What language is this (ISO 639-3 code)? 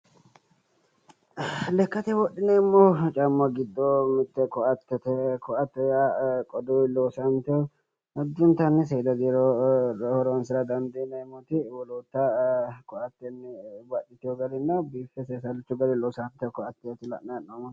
sid